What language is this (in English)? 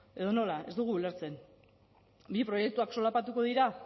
Basque